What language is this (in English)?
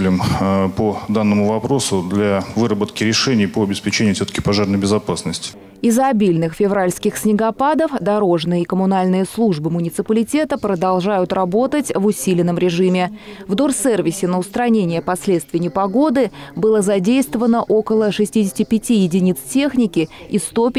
Russian